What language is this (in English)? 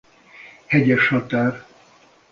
Hungarian